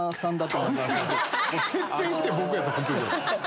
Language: Japanese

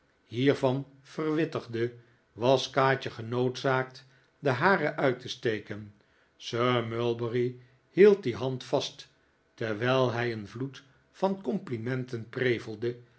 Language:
Dutch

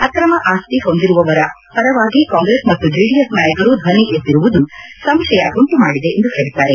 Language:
Kannada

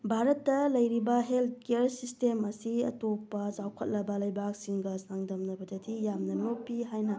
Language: Manipuri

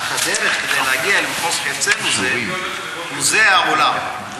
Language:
Hebrew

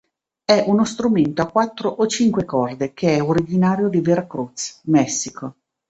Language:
Italian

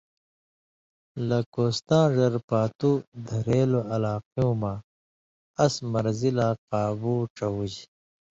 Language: Indus Kohistani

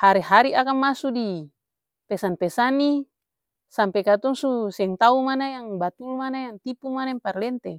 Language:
Ambonese Malay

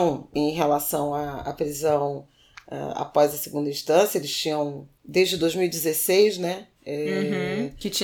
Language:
Portuguese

